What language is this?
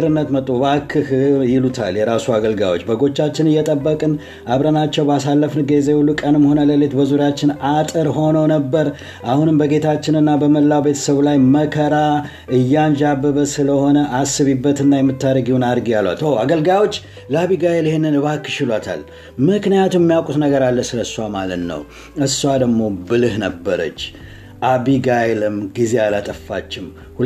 Amharic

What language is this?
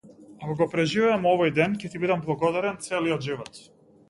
Macedonian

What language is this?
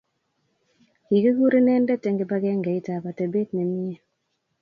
Kalenjin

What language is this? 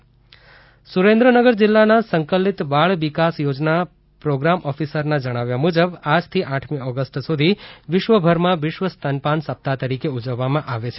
Gujarati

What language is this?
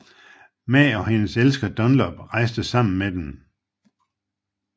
Danish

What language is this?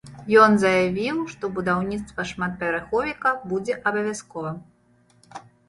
Belarusian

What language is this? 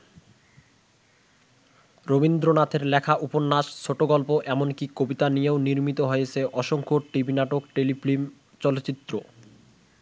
Bangla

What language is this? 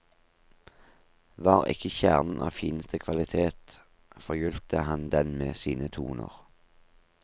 Norwegian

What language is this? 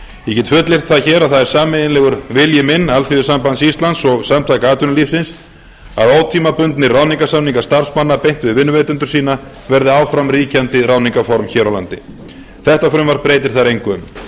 Icelandic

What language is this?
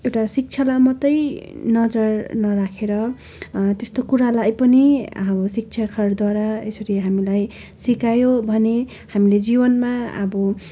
Nepali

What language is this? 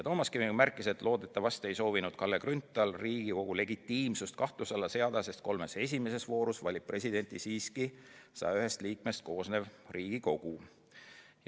Estonian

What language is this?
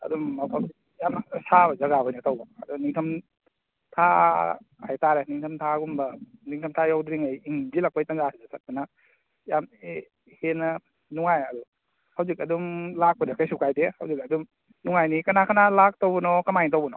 Manipuri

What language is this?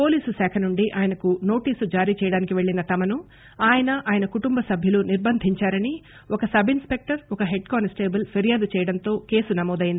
Telugu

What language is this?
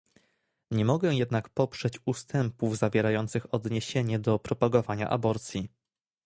Polish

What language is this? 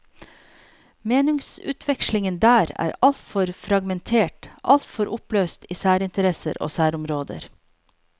Norwegian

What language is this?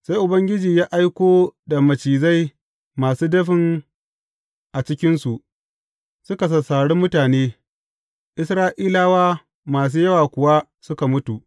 Hausa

